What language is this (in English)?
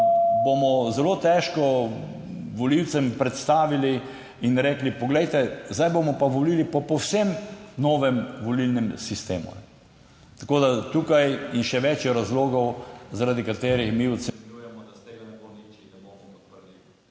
Slovenian